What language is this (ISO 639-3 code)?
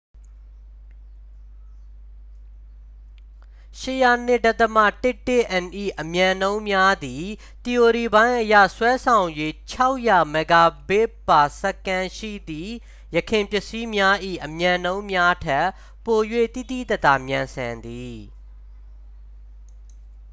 mya